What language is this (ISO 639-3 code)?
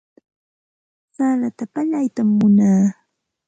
qxt